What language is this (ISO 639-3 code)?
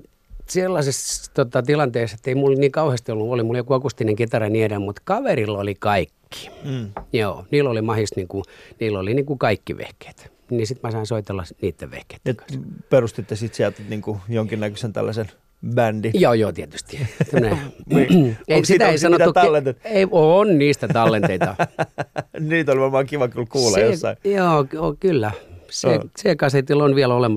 fin